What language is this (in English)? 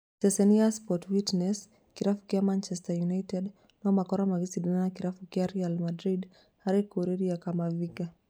Kikuyu